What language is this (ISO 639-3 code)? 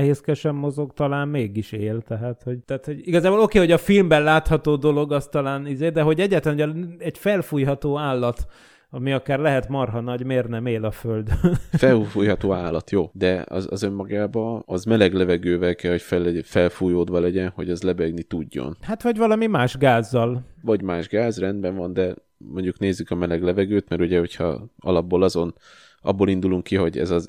hun